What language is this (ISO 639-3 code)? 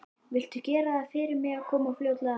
isl